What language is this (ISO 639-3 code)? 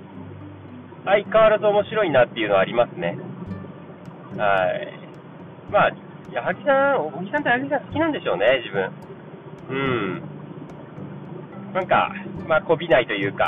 jpn